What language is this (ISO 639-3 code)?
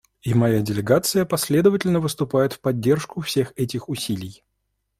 rus